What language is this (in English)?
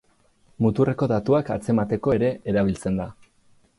Basque